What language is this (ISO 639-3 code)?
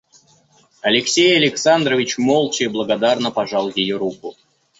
rus